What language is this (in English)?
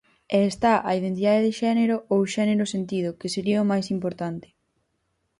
Galician